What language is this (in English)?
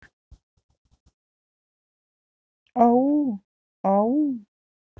Russian